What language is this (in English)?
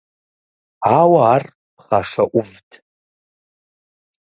Kabardian